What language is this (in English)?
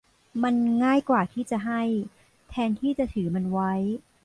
Thai